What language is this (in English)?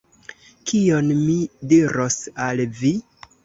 Esperanto